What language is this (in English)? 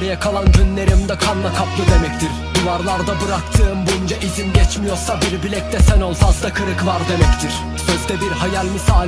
Turkish